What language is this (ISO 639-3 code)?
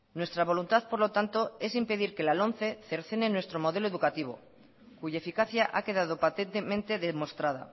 spa